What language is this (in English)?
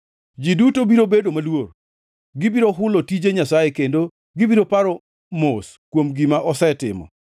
Luo (Kenya and Tanzania)